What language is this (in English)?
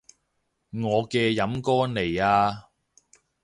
Cantonese